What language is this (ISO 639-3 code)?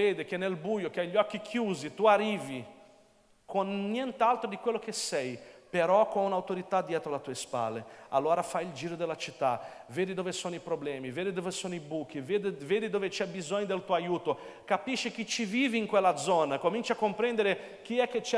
ita